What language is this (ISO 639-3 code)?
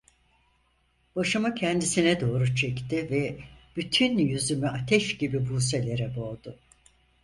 tur